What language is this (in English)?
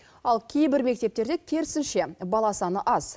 Kazakh